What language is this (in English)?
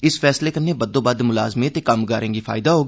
Dogri